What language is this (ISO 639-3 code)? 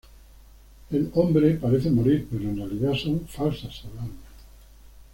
spa